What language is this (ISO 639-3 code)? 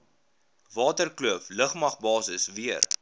afr